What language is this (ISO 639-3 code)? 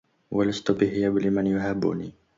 ara